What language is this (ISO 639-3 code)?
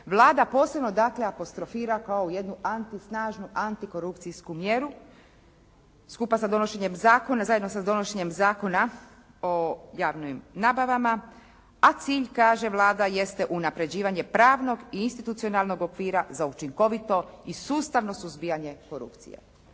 hrv